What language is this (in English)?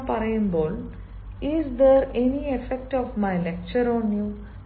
Malayalam